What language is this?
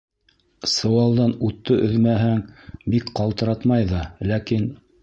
Bashkir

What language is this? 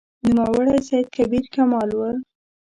Pashto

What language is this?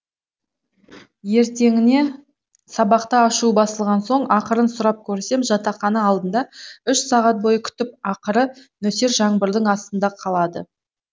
Kazakh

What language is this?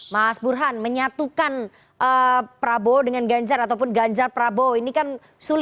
Indonesian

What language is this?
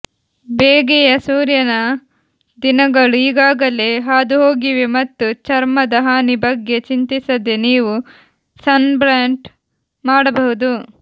Kannada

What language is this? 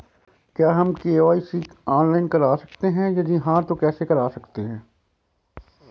Hindi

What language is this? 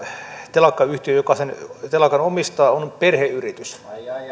Finnish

